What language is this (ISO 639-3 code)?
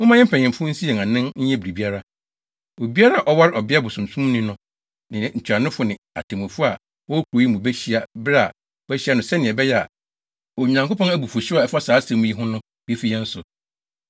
aka